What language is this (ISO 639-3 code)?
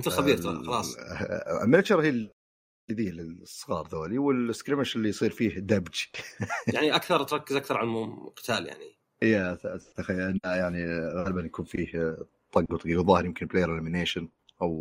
ara